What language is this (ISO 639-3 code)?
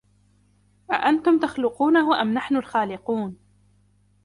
ara